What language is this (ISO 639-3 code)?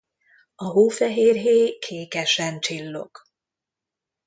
hun